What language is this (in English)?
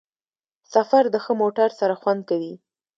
Pashto